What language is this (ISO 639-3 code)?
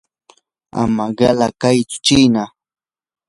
qur